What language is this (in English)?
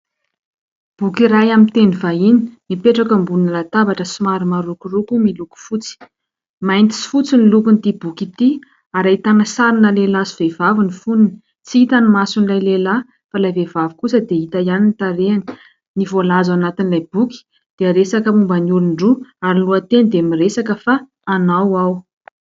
Malagasy